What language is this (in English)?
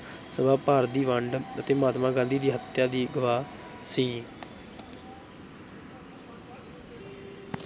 Punjabi